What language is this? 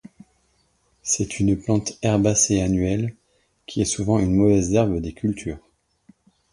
French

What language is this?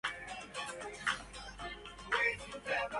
Arabic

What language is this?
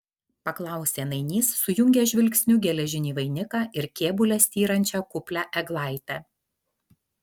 Lithuanian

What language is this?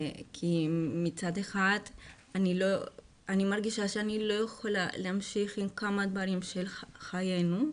Hebrew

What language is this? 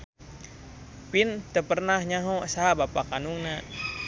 Sundanese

